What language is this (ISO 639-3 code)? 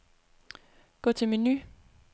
dan